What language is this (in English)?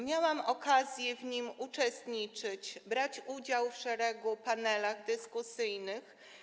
Polish